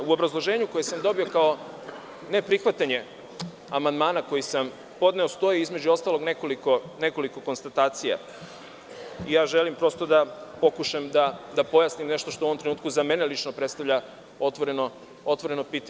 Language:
Serbian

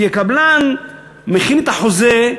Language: Hebrew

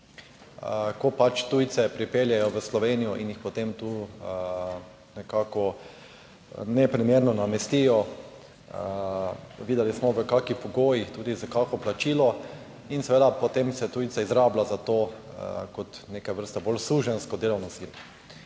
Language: Slovenian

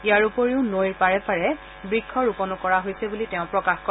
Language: Assamese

